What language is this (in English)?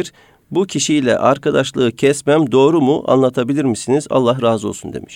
Turkish